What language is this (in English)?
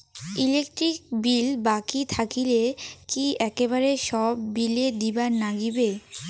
Bangla